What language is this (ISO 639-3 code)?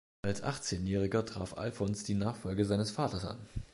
deu